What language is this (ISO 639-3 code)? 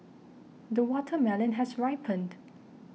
eng